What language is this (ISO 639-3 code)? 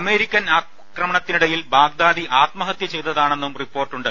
mal